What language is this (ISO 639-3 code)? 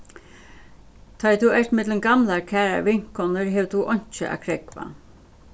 fao